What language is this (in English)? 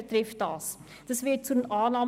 Swiss German